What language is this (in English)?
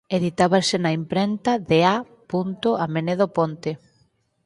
Galician